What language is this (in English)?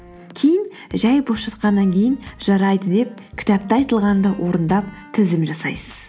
Kazakh